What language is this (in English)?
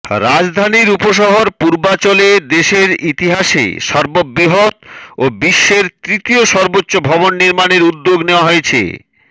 Bangla